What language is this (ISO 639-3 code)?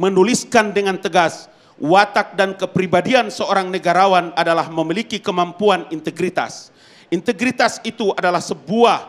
ind